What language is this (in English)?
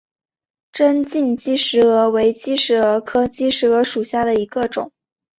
Chinese